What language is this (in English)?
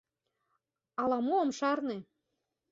Mari